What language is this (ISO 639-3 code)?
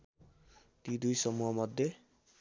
nep